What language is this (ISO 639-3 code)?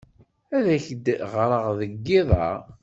kab